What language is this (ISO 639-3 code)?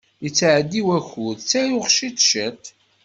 kab